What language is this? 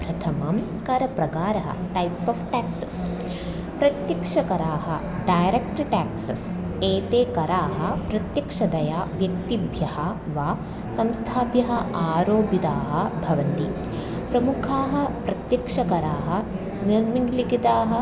Sanskrit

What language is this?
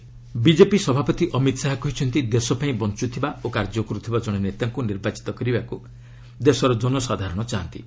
Odia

